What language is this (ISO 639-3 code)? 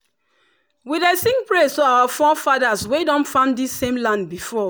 pcm